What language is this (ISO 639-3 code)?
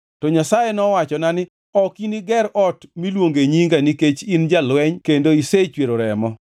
luo